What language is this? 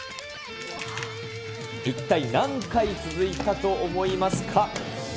Japanese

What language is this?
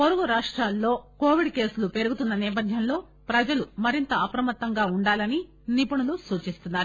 Telugu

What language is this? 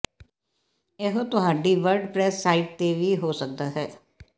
Punjabi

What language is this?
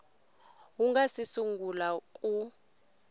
Tsonga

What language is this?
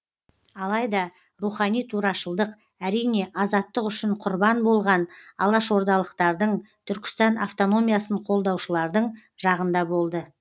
Kazakh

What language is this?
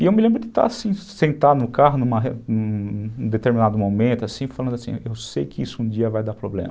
Portuguese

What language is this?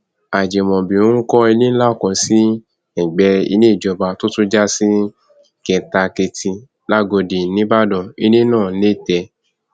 Yoruba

